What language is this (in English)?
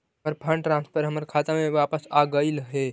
Magahi